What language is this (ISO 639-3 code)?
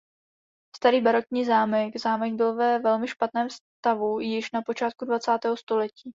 ces